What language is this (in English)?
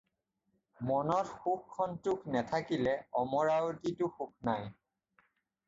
Assamese